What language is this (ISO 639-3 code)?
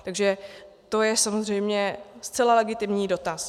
ces